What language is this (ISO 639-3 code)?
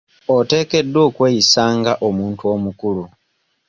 lug